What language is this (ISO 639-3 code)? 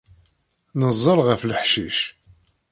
kab